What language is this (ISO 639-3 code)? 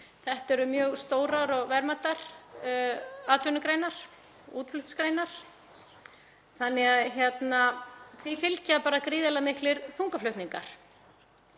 isl